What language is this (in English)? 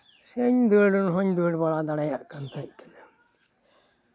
Santali